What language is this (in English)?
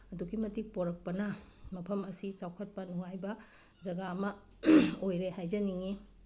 Manipuri